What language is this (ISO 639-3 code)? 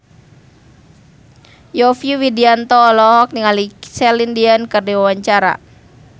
sun